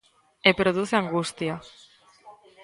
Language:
Galician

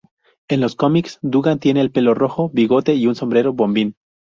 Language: Spanish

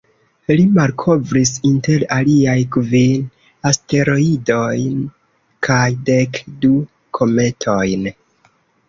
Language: Esperanto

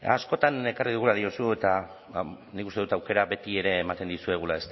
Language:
Basque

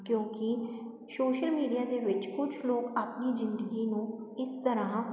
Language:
Punjabi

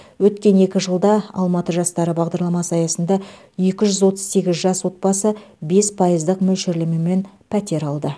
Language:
Kazakh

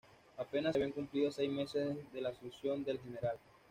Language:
Spanish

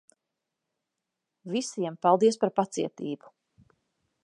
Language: Latvian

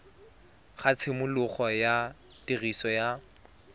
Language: Tswana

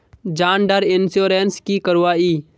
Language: Magahi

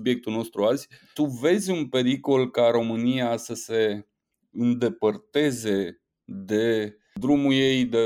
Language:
Romanian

